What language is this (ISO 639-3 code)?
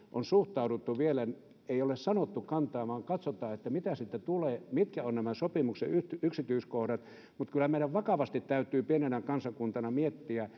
fin